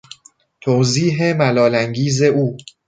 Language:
Persian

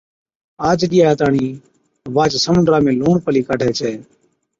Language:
Od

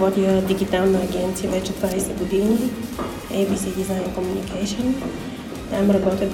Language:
Bulgarian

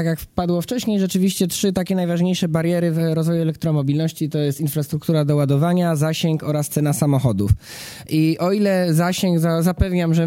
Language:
Polish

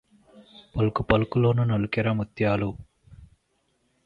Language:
Telugu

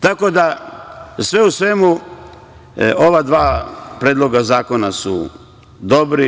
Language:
Serbian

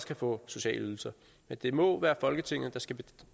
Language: Danish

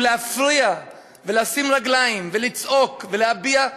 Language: Hebrew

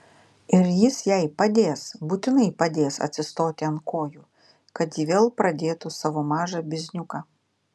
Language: Lithuanian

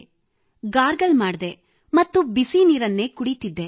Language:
Kannada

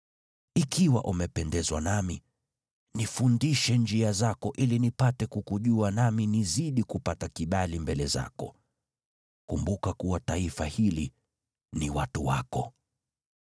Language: Swahili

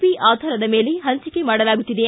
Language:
Kannada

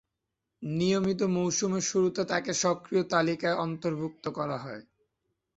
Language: Bangla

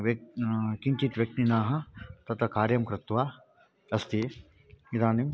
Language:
Sanskrit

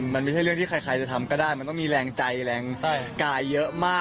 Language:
Thai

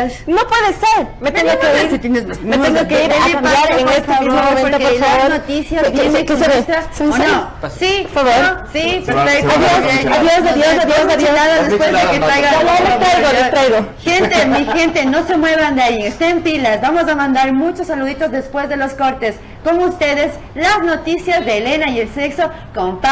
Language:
Spanish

